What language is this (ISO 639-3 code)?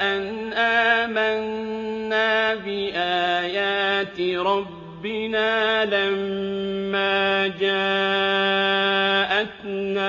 ara